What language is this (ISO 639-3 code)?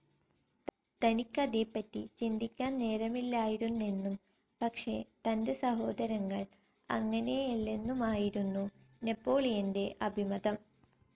mal